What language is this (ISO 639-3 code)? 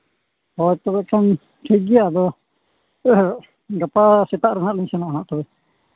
sat